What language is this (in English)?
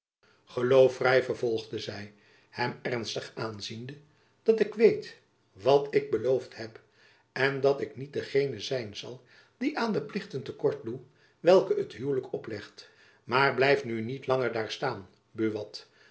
Dutch